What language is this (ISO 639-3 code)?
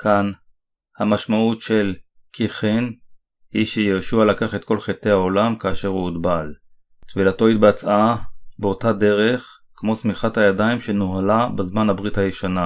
heb